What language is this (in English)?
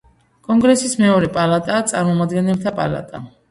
Georgian